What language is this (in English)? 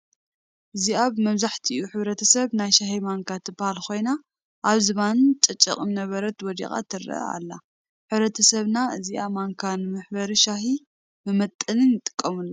Tigrinya